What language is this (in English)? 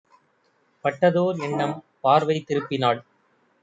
Tamil